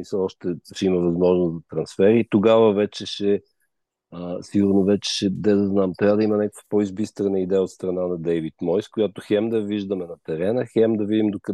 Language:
Bulgarian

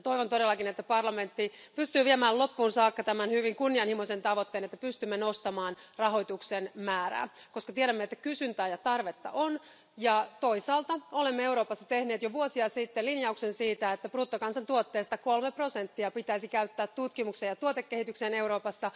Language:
Finnish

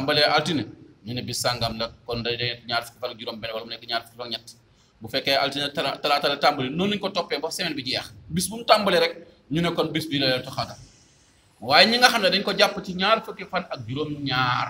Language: Indonesian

